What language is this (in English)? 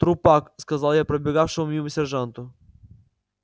Russian